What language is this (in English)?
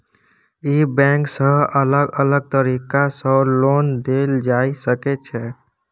Maithili